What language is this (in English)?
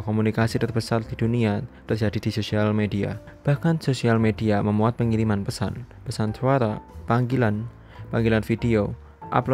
Indonesian